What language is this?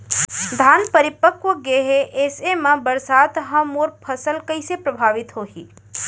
Chhattisgarhi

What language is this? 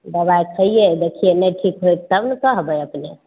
Maithili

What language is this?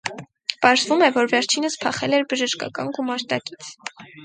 Armenian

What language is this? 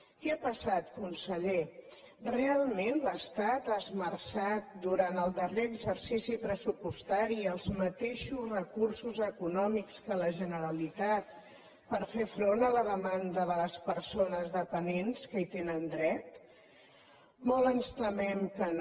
Catalan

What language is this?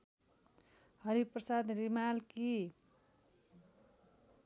Nepali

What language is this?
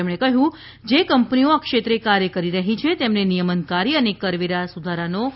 Gujarati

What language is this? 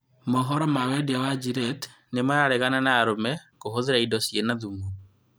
Kikuyu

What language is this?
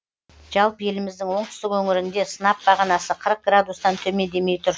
Kazakh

